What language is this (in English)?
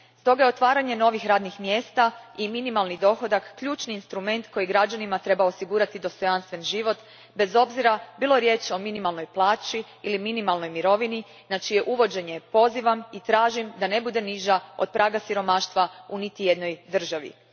Croatian